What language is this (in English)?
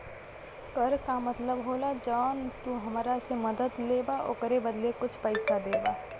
Bhojpuri